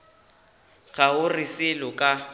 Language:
Northern Sotho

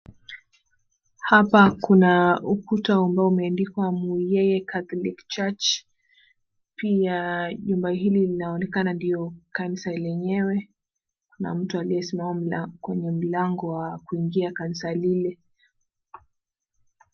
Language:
Swahili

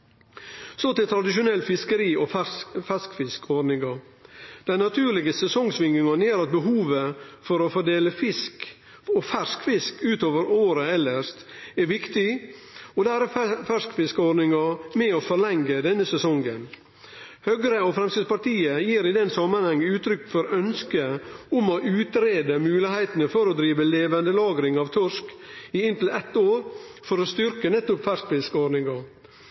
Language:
Norwegian Nynorsk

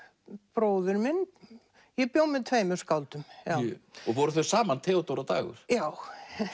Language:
Icelandic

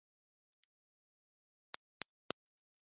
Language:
Japanese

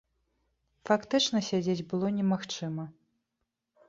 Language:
Belarusian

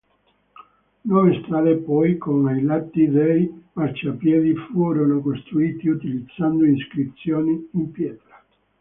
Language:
Italian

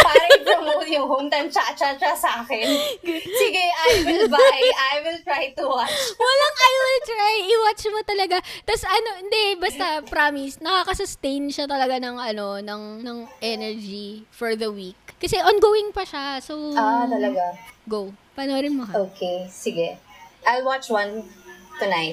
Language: Filipino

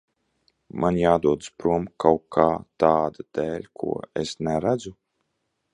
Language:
Latvian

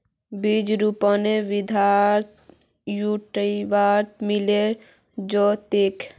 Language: Magahi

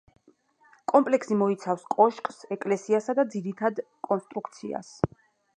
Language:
Georgian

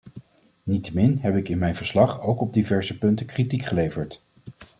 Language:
Dutch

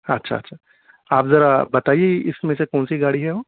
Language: Urdu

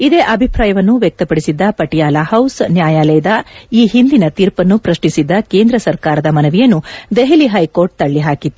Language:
Kannada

